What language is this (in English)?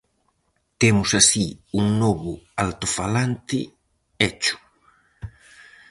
Galician